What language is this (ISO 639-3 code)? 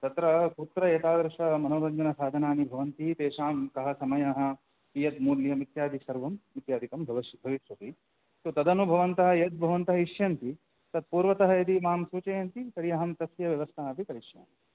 san